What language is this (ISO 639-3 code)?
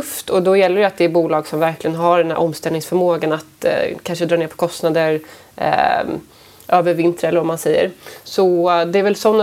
swe